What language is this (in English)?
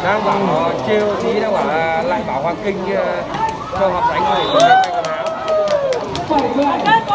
Vietnamese